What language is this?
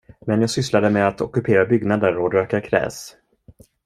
Swedish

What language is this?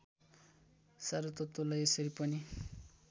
Nepali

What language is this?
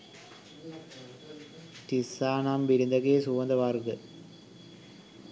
Sinhala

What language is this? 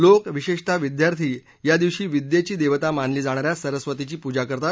Marathi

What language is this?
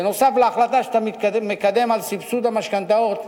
Hebrew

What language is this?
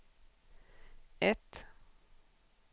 Swedish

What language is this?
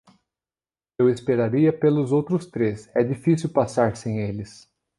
Portuguese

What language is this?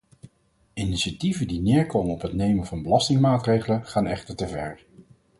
Dutch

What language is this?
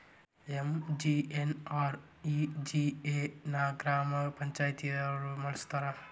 Kannada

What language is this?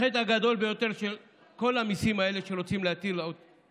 Hebrew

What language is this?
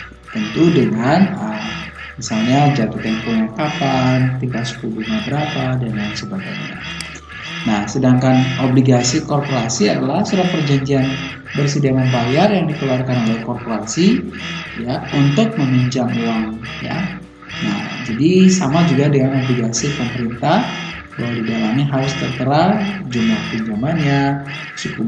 Indonesian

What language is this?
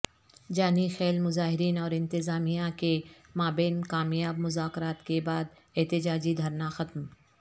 Urdu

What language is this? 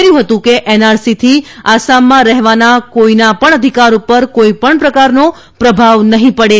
Gujarati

